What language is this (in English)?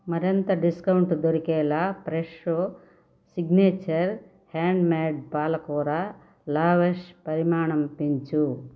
Telugu